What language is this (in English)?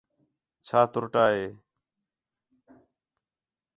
Khetrani